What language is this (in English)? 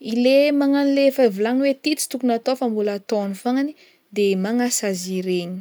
Northern Betsimisaraka Malagasy